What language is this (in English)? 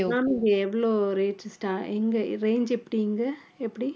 Tamil